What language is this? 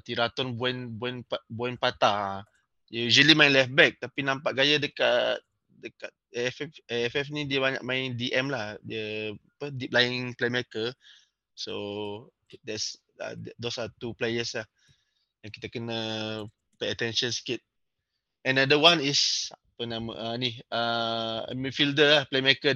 Malay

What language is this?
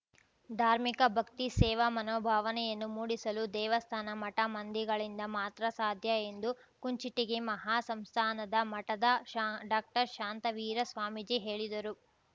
Kannada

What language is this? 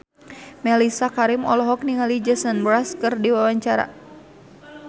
Sundanese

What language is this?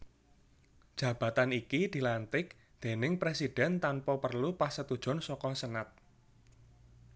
Javanese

